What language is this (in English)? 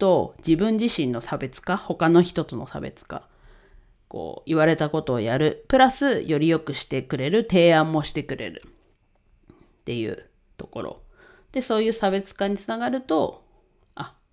Japanese